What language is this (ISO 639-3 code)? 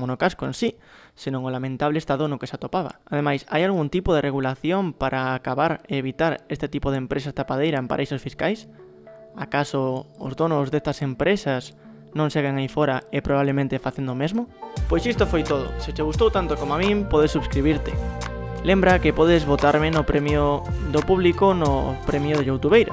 spa